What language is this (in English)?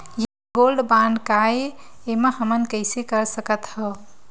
Chhattisgarhi